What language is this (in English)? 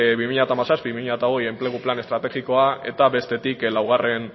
Basque